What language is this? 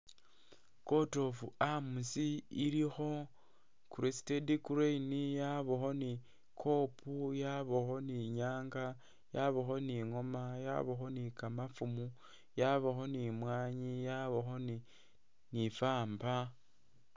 Masaaba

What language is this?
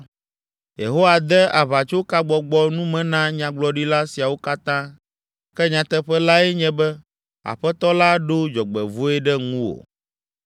Ewe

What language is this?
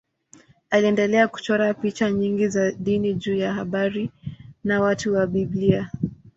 Swahili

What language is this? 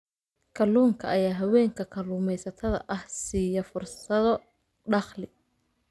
Somali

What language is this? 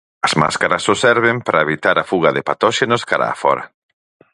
Galician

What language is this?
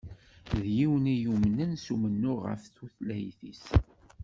Kabyle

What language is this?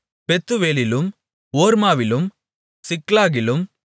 Tamil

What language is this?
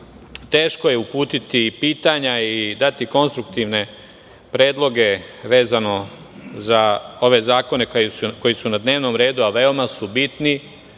Serbian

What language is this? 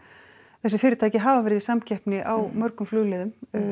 Icelandic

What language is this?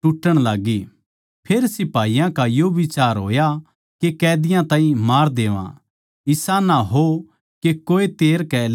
Haryanvi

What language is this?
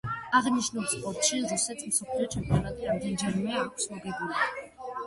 Georgian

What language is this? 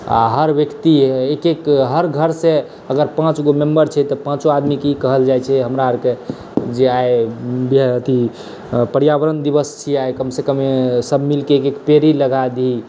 Maithili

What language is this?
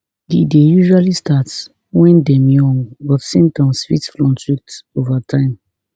Nigerian Pidgin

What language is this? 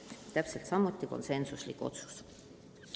Estonian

